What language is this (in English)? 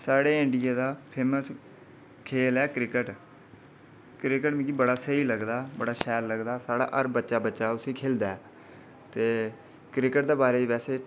Dogri